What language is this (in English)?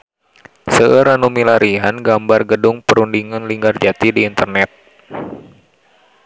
Sundanese